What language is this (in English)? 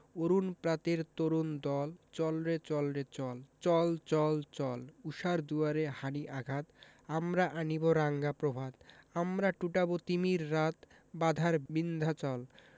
Bangla